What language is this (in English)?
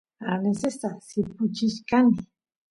Santiago del Estero Quichua